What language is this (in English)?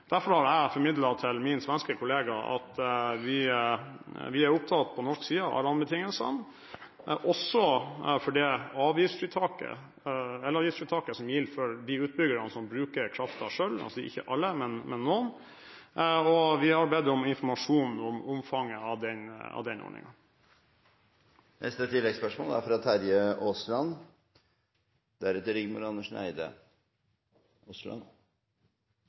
Norwegian